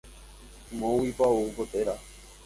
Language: Guarani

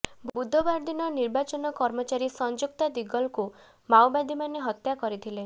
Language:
Odia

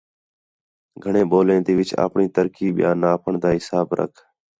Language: Khetrani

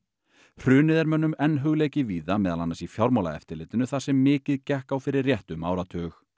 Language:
Icelandic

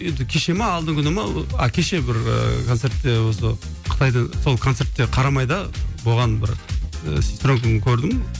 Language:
Kazakh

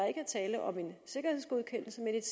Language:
Danish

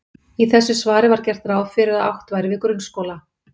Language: Icelandic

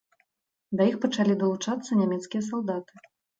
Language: Belarusian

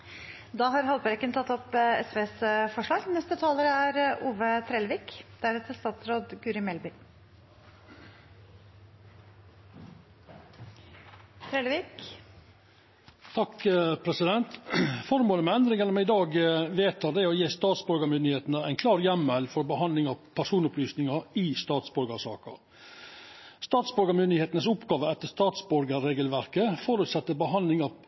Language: Norwegian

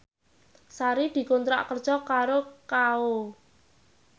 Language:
Javanese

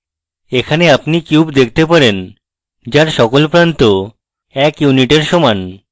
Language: Bangla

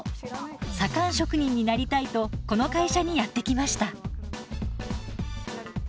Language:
Japanese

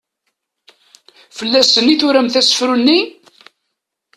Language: Kabyle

